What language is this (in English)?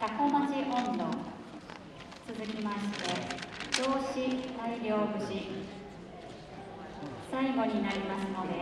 Japanese